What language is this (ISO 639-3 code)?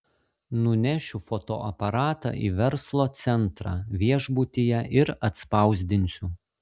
lit